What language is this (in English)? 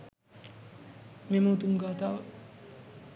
Sinhala